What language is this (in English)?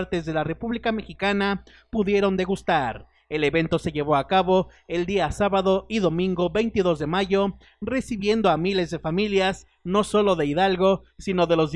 Spanish